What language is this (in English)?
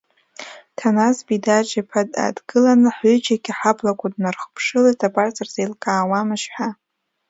Abkhazian